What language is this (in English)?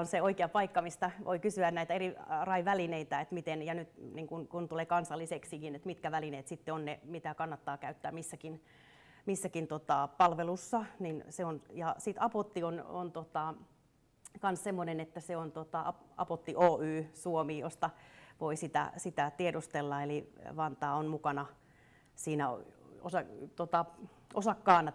Finnish